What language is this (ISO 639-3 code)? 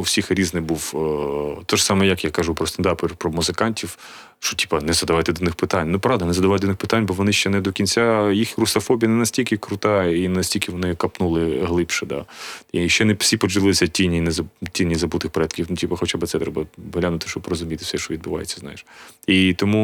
ukr